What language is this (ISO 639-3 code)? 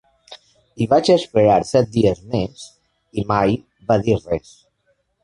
cat